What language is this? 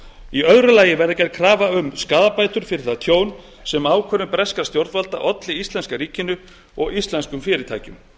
Icelandic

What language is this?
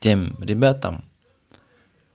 Russian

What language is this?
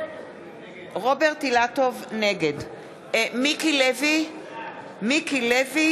Hebrew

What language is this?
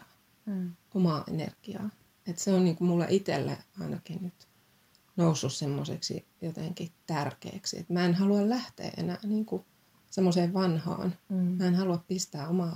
Finnish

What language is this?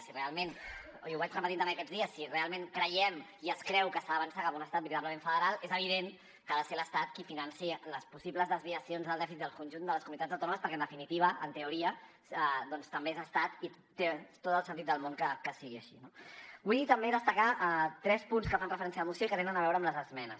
Catalan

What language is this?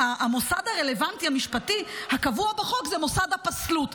Hebrew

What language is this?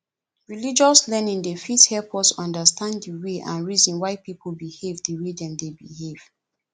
Nigerian Pidgin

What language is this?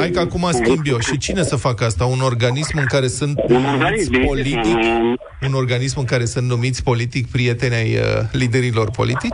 Romanian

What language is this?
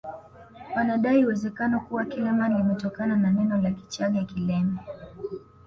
Swahili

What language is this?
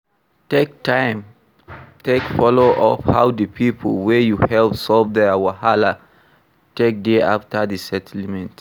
Nigerian Pidgin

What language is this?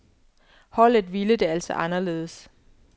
Danish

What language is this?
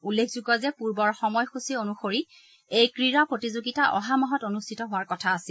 Assamese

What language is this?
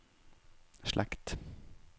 Norwegian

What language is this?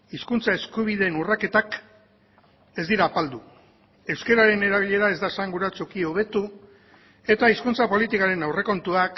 Basque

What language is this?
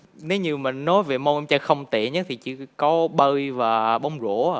Vietnamese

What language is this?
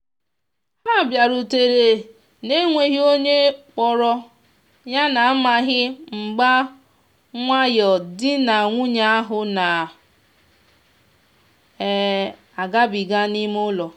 Igbo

